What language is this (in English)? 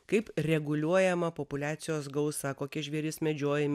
Lithuanian